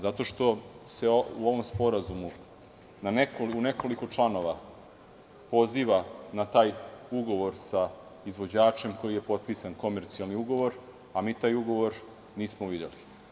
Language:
Serbian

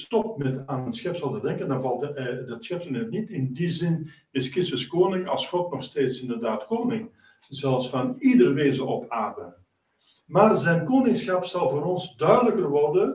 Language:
Dutch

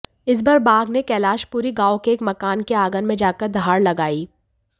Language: Hindi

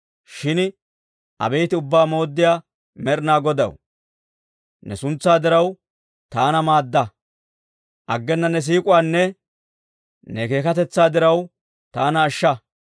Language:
Dawro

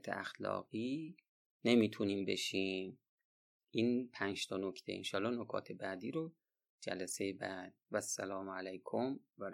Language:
Persian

